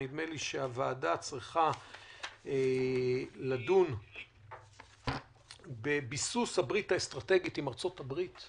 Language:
Hebrew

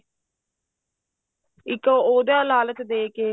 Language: Punjabi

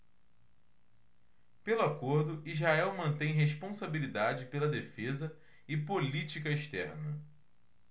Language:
Portuguese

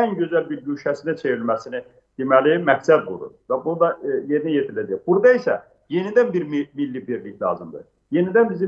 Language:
Turkish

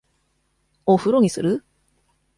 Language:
Japanese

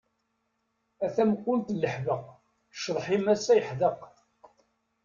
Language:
Kabyle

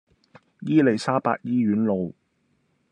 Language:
Cantonese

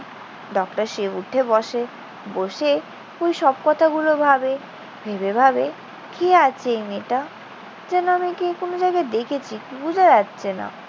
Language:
Bangla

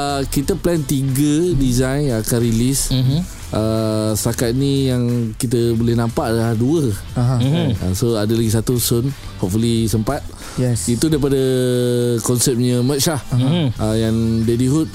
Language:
Malay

